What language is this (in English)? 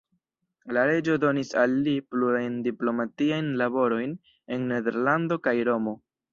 Esperanto